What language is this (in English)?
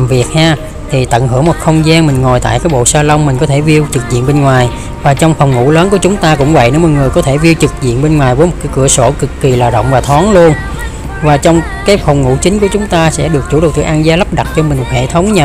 Vietnamese